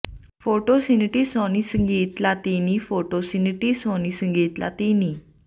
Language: Punjabi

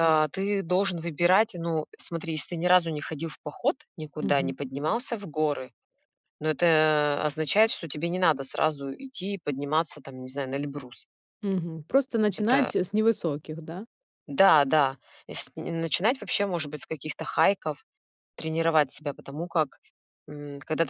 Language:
Russian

